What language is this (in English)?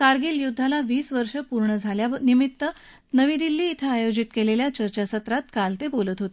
Marathi